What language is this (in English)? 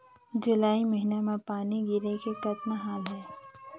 Chhattisgarhi